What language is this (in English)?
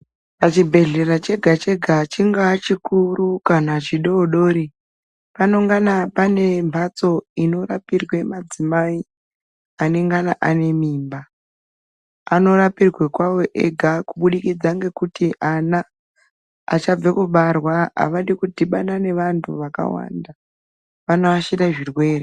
Ndau